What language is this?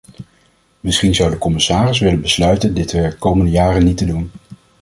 Dutch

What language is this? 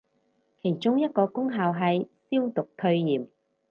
Cantonese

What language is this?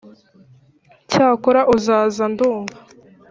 Kinyarwanda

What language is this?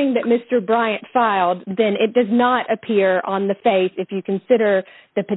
English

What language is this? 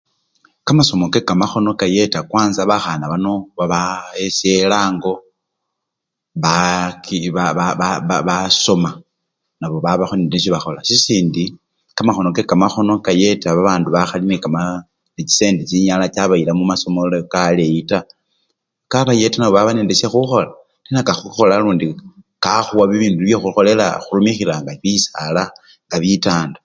Luyia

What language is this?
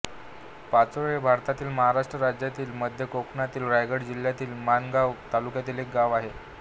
Marathi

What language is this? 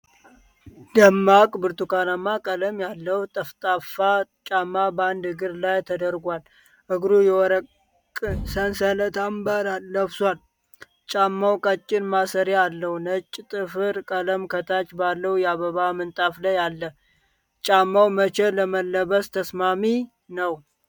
Amharic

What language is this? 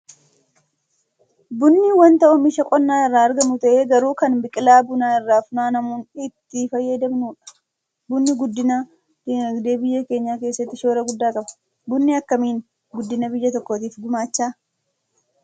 Oromo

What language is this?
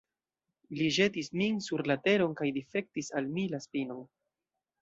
Esperanto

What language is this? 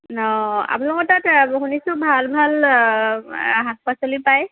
Assamese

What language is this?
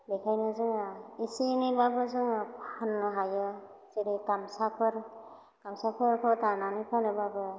Bodo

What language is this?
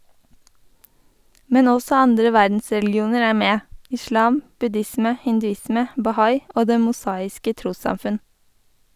Norwegian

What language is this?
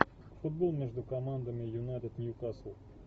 Russian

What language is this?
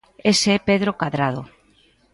Galician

